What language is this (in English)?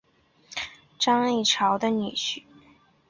Chinese